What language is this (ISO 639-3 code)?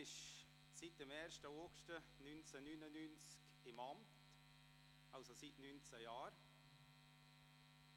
gsw